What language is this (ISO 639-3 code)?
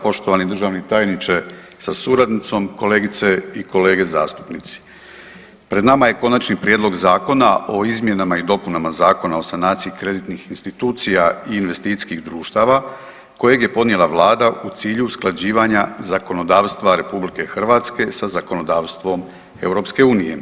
hrv